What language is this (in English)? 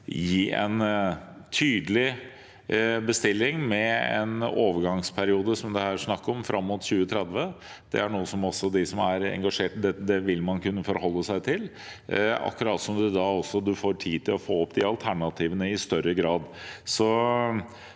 Norwegian